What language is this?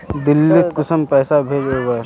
Magahi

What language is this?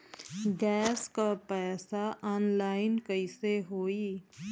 Bhojpuri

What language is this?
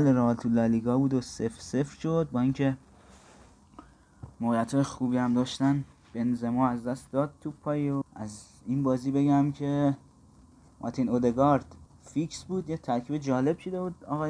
Persian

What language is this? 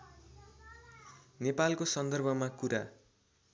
Nepali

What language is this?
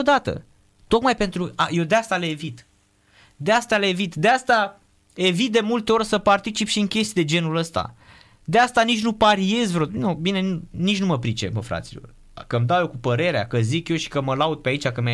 Romanian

